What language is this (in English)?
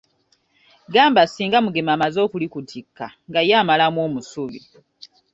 Ganda